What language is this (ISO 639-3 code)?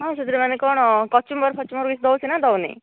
ori